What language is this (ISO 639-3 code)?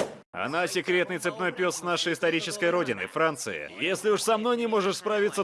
rus